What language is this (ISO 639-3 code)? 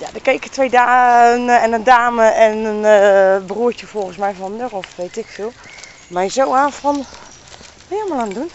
nld